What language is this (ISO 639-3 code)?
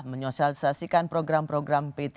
ind